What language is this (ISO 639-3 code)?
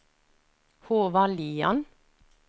nor